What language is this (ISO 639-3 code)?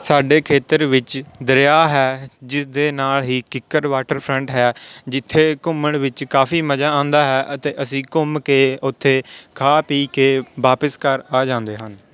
pan